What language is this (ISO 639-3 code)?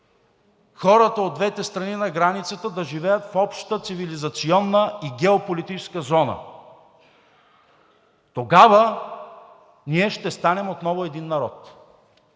bul